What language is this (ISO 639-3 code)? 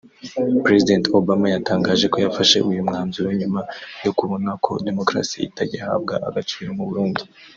kin